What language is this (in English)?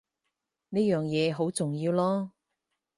Cantonese